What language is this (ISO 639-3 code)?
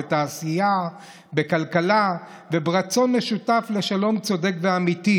heb